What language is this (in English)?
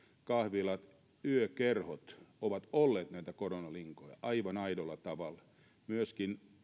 Finnish